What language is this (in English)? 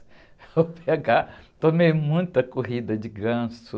Portuguese